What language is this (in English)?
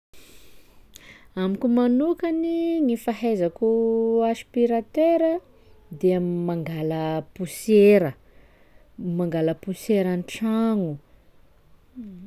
Sakalava Malagasy